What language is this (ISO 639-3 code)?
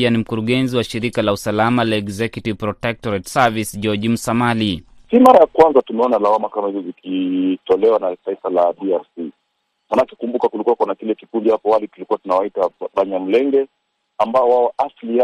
swa